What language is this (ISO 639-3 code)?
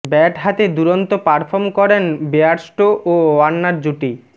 ben